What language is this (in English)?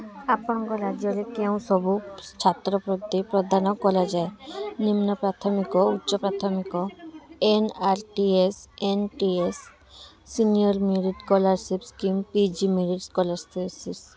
Odia